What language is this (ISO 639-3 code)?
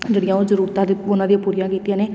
pan